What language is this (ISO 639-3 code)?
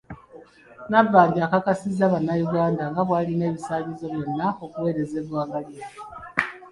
lug